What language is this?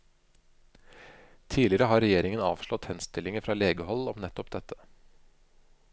Norwegian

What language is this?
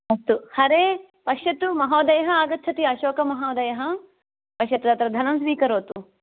Sanskrit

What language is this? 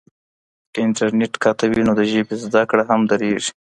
Pashto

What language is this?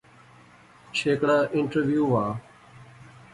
Pahari-Potwari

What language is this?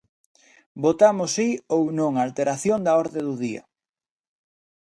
Galician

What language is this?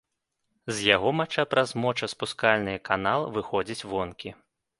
Belarusian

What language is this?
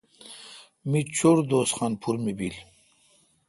Kalkoti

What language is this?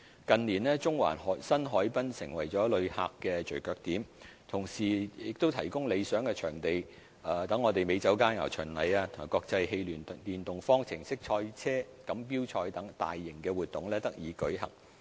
Cantonese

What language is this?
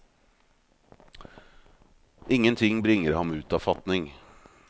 Norwegian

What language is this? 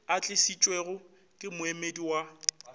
Northern Sotho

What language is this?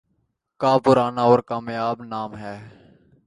Urdu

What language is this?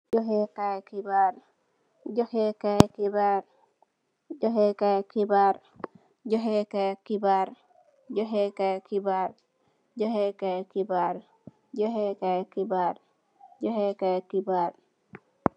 Wolof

